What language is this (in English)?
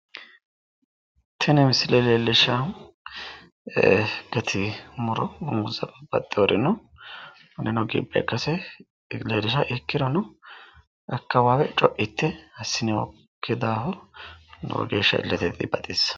Sidamo